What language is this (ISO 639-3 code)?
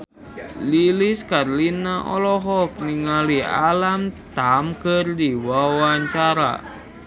sun